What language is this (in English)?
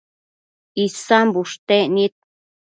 Matsés